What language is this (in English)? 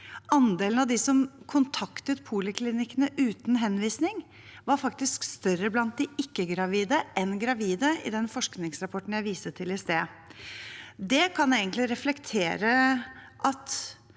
Norwegian